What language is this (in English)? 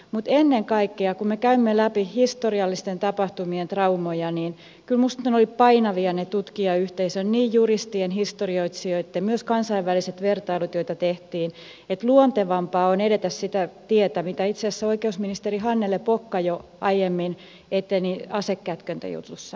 Finnish